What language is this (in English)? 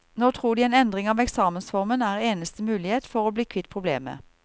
Norwegian